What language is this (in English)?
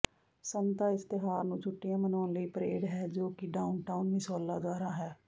Punjabi